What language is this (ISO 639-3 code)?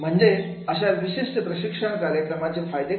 mar